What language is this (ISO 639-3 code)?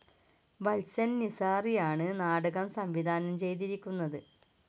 mal